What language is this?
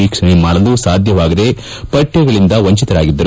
Kannada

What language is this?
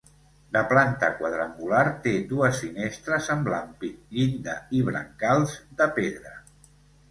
Catalan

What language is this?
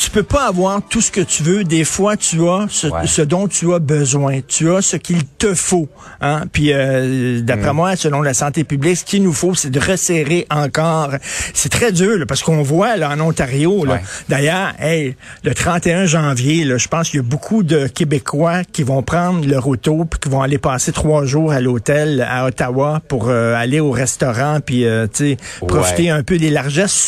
French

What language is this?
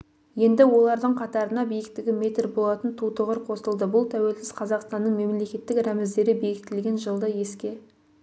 Kazakh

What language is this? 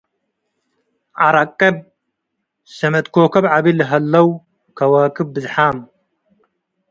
Tigre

